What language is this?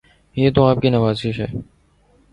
Urdu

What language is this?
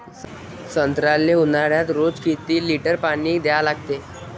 Marathi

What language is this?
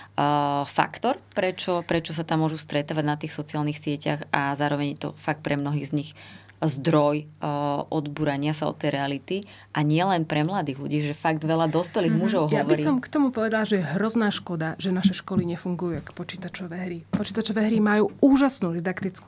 Slovak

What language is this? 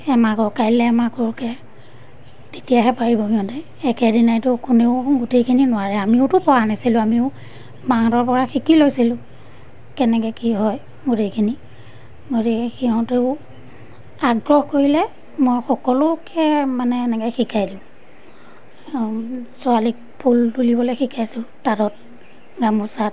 Assamese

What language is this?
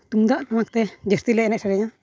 Santali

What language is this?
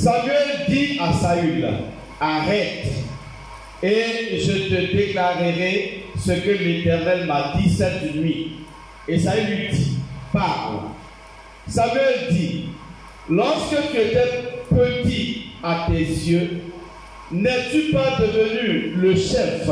French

